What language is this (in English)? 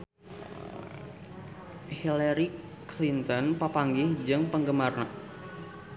Sundanese